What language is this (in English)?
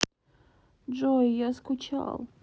Russian